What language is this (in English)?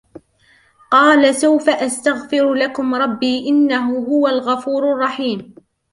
Arabic